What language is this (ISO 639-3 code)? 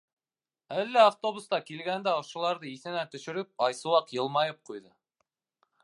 bak